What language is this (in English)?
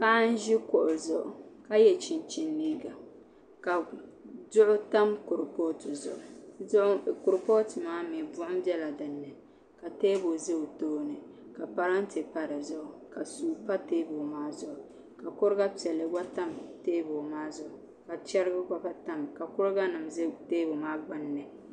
Dagbani